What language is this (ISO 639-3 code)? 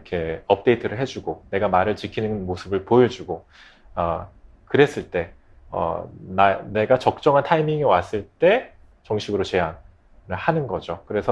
kor